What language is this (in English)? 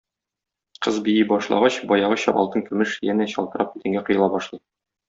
Tatar